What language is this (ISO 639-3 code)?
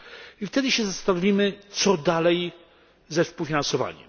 pol